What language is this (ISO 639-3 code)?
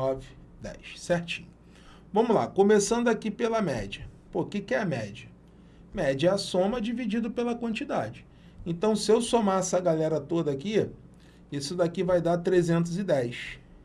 por